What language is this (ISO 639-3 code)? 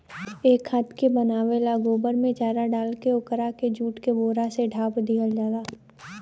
bho